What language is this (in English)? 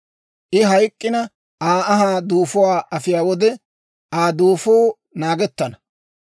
Dawro